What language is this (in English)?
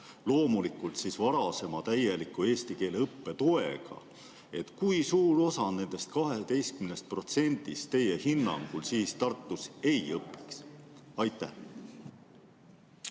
Estonian